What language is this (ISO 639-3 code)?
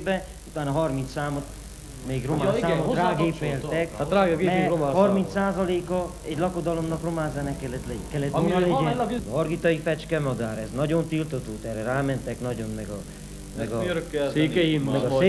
hun